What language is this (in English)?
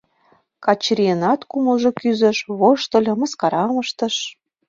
Mari